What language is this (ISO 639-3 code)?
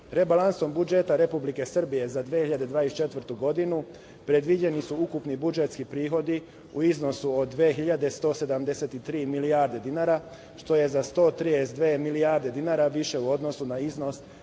srp